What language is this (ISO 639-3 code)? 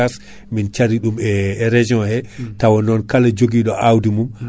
ful